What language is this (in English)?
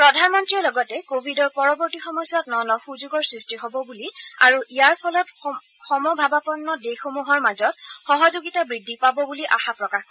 Assamese